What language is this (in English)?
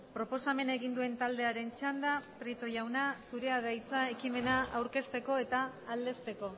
Basque